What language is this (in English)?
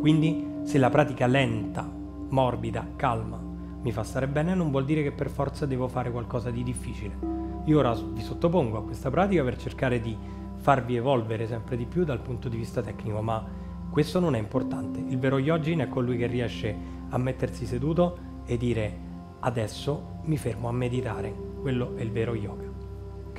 Italian